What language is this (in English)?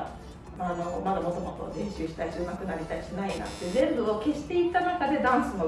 Japanese